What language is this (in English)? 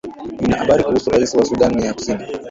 Swahili